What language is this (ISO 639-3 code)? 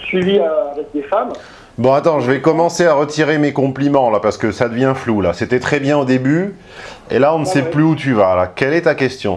fra